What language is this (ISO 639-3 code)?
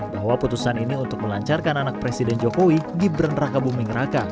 ind